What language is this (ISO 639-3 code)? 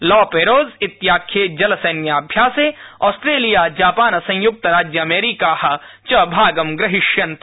san